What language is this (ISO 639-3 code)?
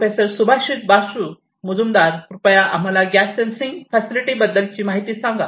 mar